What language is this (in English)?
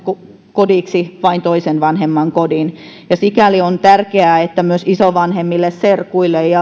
Finnish